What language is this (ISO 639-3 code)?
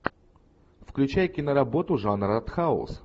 rus